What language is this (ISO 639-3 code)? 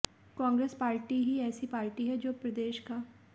hin